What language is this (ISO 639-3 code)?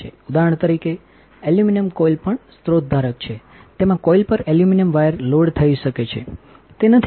guj